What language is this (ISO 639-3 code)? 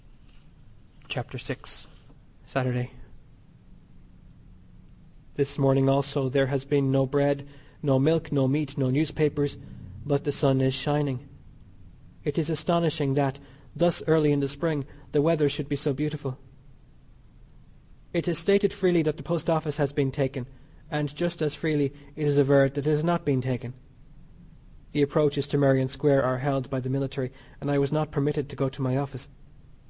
eng